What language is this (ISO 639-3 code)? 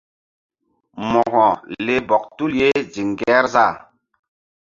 mdd